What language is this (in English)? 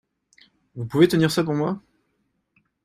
French